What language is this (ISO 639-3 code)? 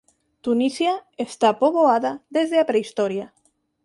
glg